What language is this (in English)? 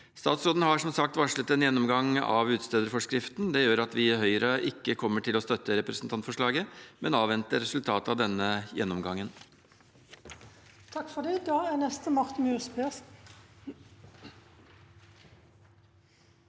Norwegian